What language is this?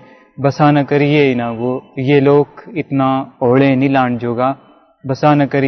Urdu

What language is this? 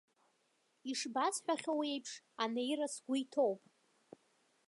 Abkhazian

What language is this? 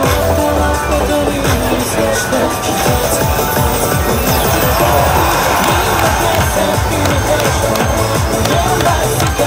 Korean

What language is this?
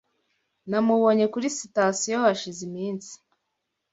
Kinyarwanda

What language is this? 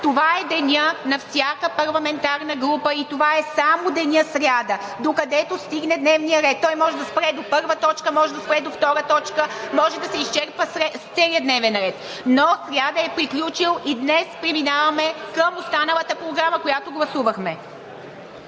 Bulgarian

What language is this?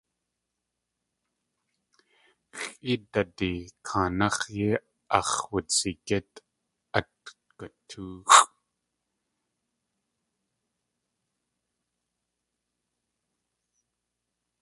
Tlingit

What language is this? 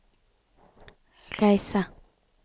Norwegian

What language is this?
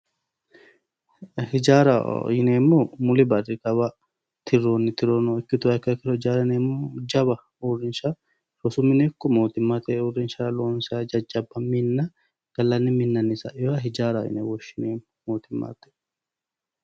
Sidamo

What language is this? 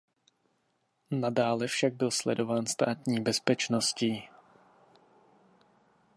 Czech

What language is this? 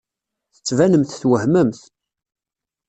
Kabyle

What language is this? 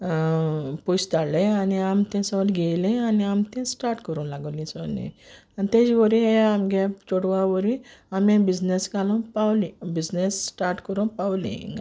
Konkani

